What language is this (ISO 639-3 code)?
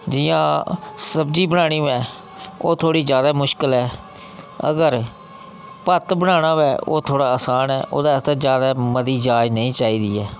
doi